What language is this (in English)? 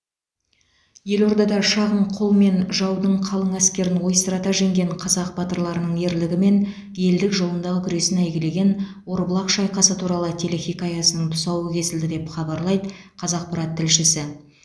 Kazakh